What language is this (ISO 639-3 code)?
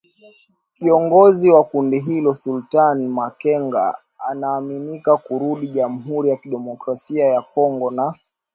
swa